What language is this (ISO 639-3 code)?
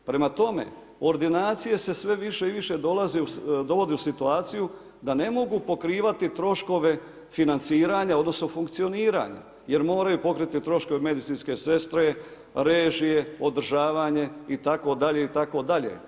hrv